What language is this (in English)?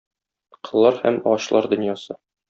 Tatar